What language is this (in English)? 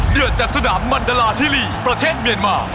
Thai